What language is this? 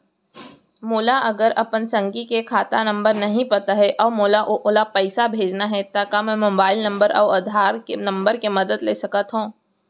Chhattisgarhi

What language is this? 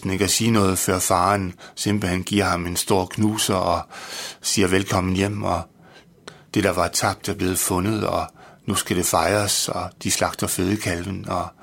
Danish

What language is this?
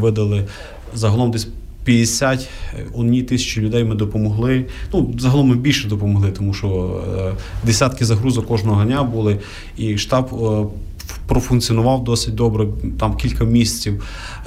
Ukrainian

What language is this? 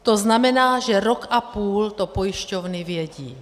Czech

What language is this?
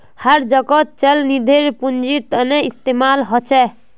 Magahi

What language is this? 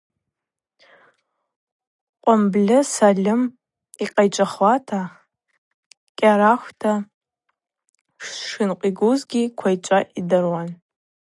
Abaza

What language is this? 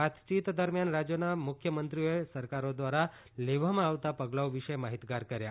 Gujarati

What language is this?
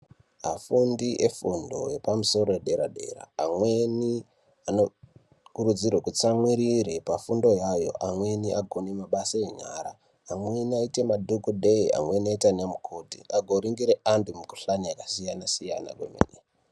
Ndau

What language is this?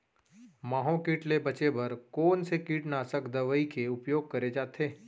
Chhattisgarhi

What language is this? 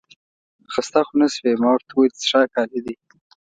Pashto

